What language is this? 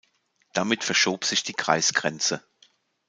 German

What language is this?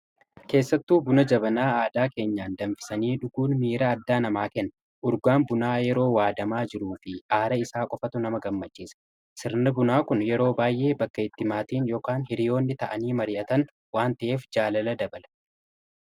Oromo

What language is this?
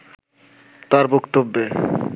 Bangla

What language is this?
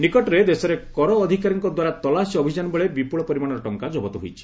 Odia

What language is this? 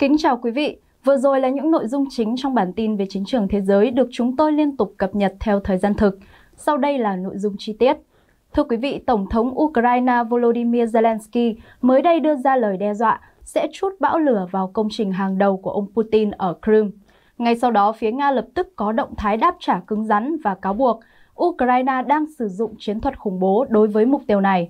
Vietnamese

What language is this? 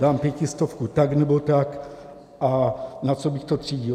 Czech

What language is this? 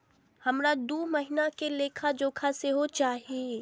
Maithili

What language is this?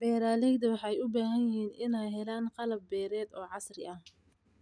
Somali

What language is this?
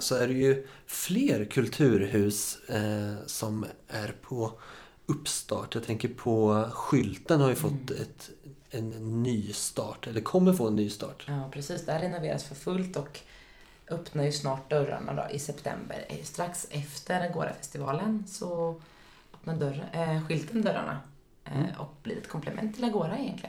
Swedish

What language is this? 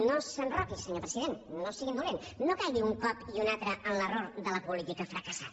Catalan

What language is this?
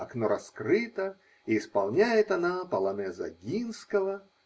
Russian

